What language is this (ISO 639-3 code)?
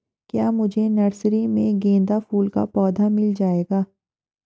hin